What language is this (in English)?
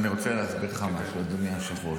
Hebrew